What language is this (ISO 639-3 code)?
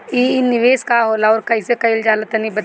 bho